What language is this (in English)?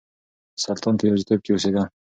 Pashto